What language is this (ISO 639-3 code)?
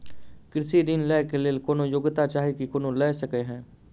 mai